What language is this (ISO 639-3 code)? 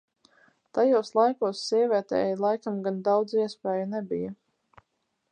lav